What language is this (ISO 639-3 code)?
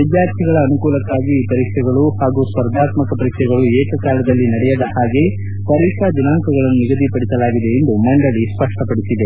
kan